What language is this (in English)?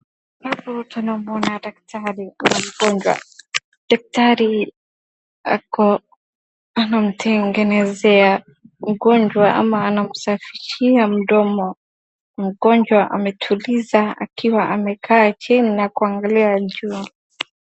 Swahili